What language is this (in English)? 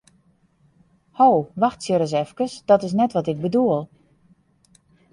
Western Frisian